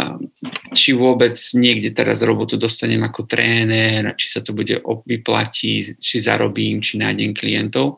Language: Slovak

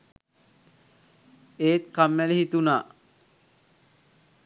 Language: Sinhala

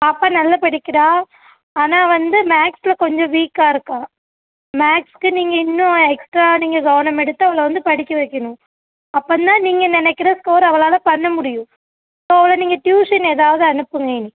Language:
Tamil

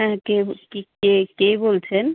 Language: Bangla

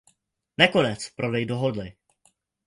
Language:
Czech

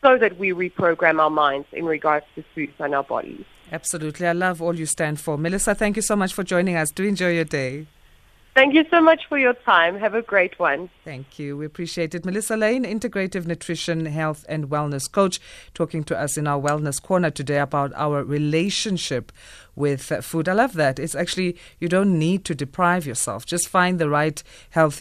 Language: English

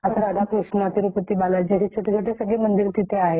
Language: Marathi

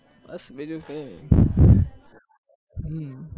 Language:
Gujarati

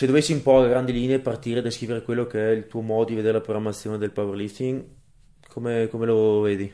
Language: Italian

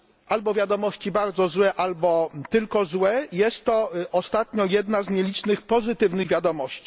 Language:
Polish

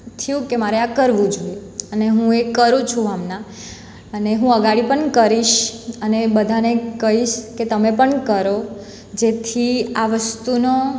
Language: Gujarati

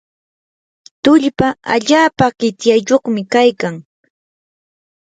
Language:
Yanahuanca Pasco Quechua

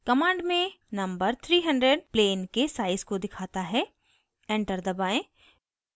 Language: Hindi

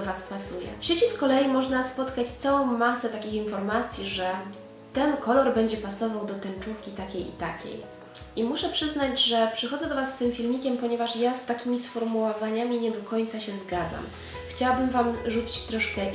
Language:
Polish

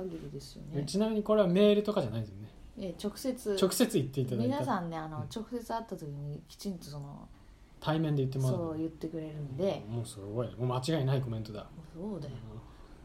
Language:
Japanese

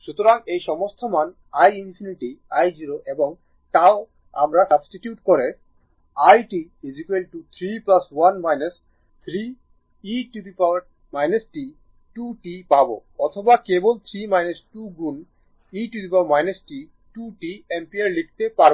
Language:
Bangla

